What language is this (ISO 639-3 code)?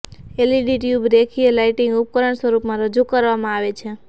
guj